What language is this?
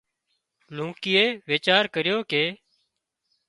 Wadiyara Koli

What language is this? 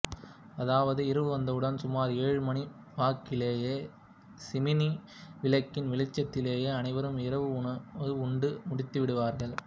Tamil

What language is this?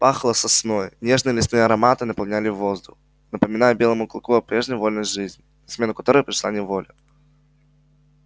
Russian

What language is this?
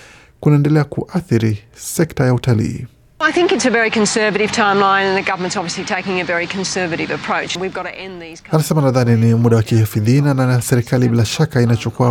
Swahili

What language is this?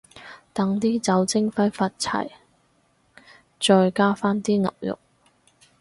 Cantonese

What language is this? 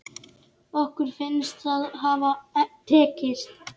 Icelandic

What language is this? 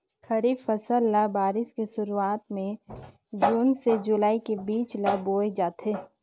Chhattisgarhi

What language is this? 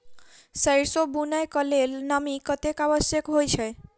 Maithili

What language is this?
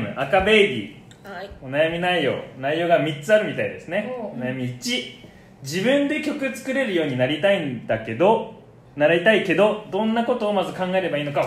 Japanese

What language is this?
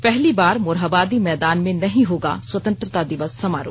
Hindi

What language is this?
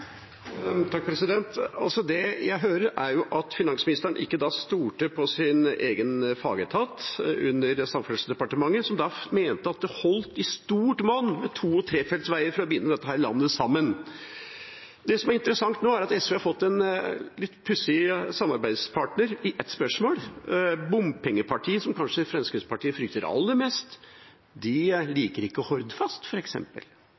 Norwegian Bokmål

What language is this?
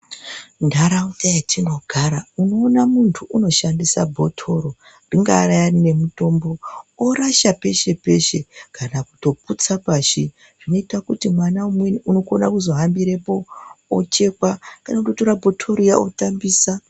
Ndau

